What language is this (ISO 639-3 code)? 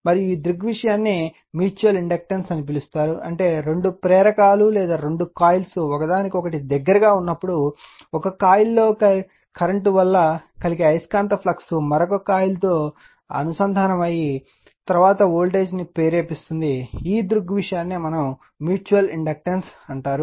tel